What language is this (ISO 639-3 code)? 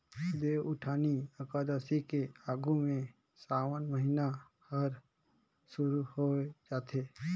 hne